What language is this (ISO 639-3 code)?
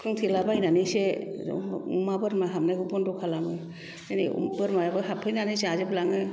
brx